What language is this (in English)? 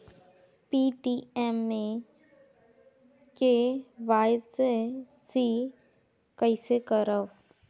Chhattisgarhi